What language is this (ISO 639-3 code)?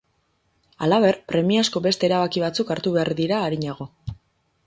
eus